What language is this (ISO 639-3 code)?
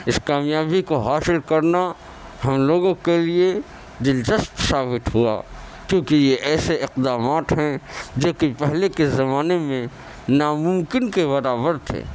urd